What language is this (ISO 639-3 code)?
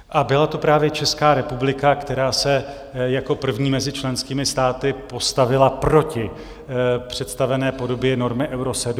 ces